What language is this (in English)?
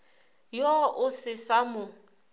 Northern Sotho